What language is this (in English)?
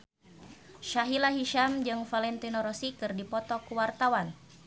Sundanese